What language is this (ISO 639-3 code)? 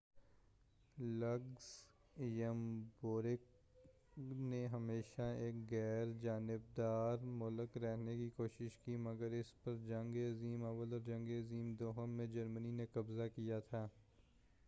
urd